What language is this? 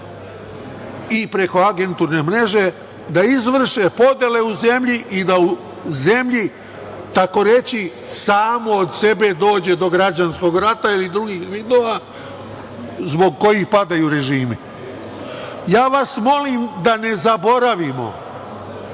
Serbian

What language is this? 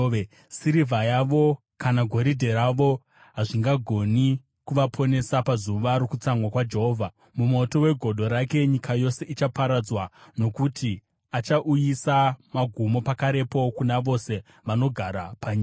Shona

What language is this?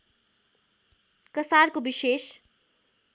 Nepali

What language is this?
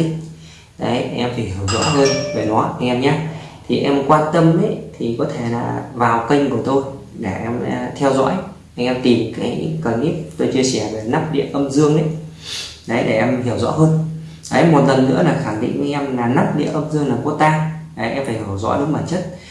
Vietnamese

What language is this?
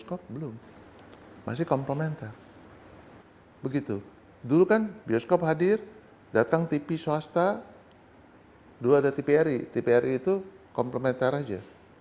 Indonesian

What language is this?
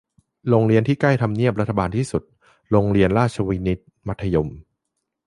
Thai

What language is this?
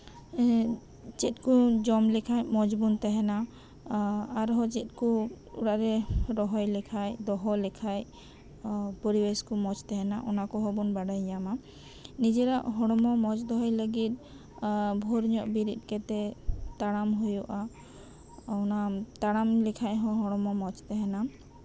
Santali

